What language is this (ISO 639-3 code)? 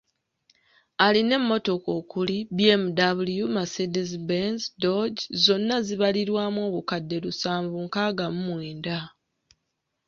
lug